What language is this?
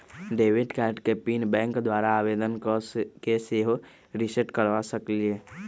Magahi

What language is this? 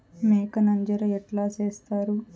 Telugu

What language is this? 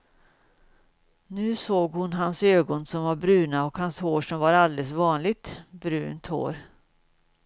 Swedish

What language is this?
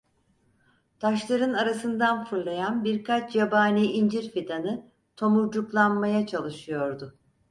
Turkish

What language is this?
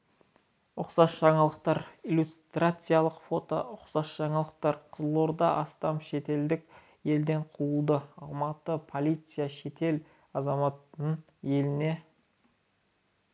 Kazakh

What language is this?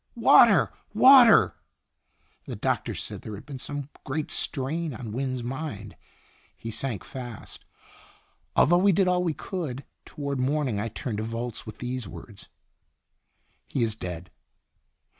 English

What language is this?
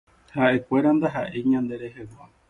Guarani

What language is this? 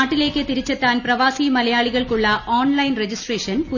Malayalam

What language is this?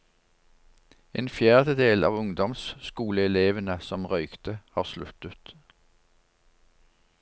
Norwegian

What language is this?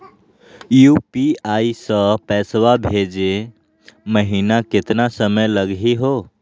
Magahi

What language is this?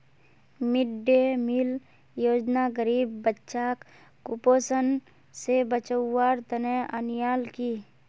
Magahi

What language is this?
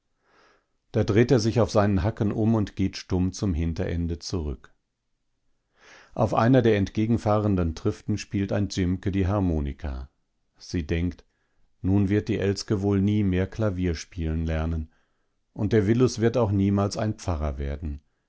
German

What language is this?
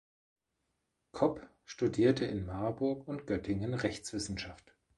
German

